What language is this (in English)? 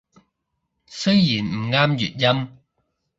Cantonese